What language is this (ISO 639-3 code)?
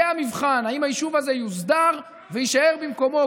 heb